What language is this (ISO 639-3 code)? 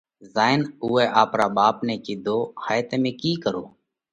kvx